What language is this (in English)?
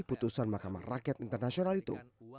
Indonesian